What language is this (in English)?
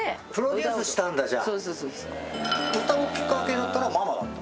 Japanese